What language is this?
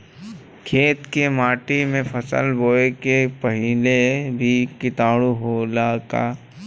Bhojpuri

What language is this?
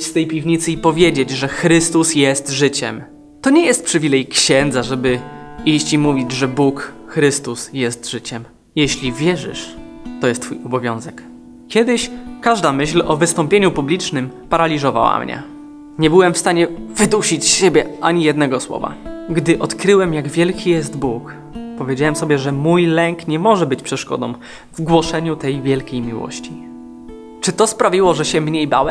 Polish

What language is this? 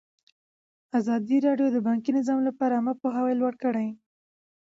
Pashto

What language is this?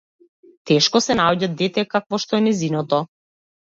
Macedonian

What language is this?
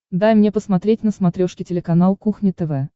Russian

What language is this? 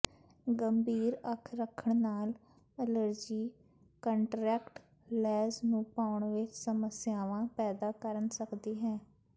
Punjabi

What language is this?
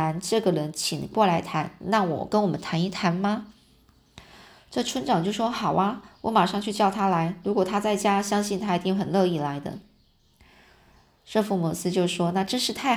Chinese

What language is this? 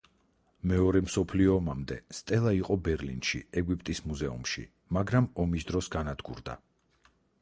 Georgian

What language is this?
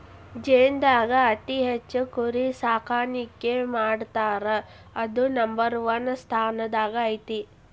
Kannada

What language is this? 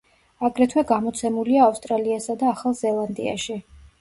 Georgian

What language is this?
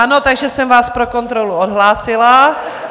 Czech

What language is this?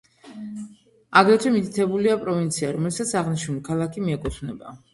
Georgian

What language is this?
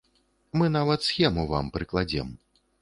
Belarusian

